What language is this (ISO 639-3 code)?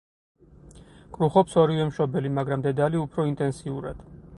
kat